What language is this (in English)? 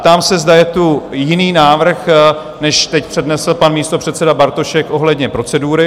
Czech